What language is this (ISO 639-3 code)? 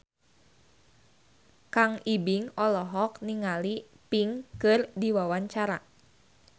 sun